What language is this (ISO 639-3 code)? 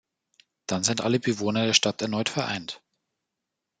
deu